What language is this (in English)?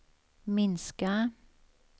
Swedish